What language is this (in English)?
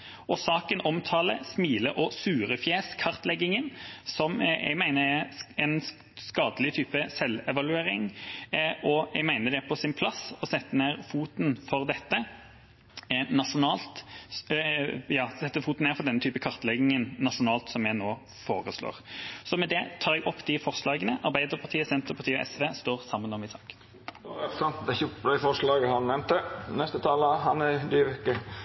Norwegian